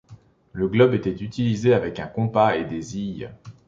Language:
French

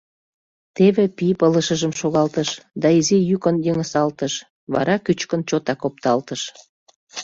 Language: Mari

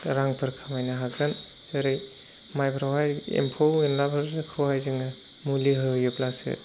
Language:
Bodo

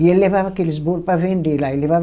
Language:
Portuguese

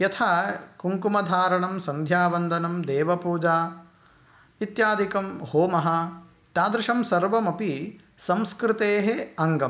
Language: Sanskrit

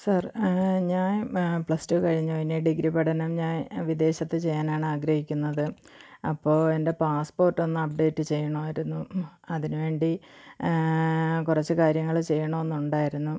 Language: Malayalam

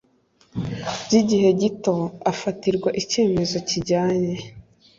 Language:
Kinyarwanda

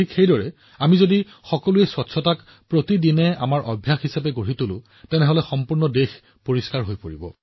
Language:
Assamese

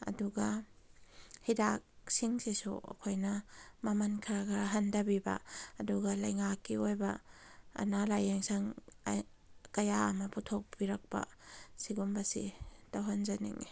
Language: Manipuri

